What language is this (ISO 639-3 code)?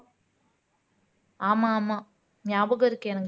tam